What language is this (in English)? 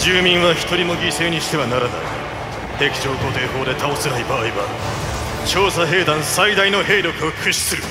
Japanese